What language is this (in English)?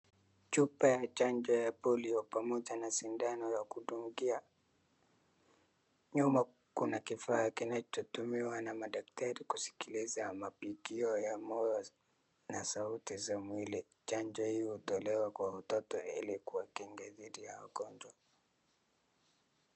Swahili